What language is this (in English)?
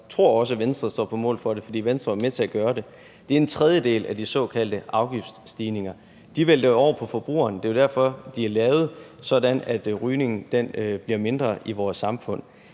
Danish